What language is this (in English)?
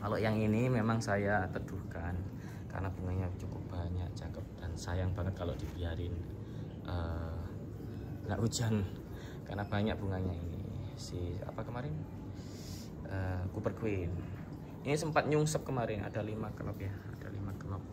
Indonesian